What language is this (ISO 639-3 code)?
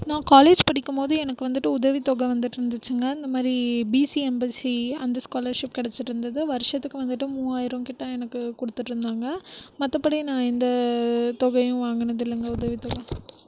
tam